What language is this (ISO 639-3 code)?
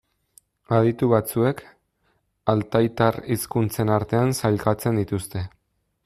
eus